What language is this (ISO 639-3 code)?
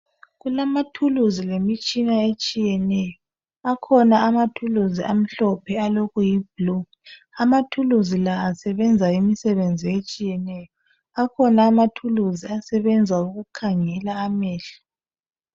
nde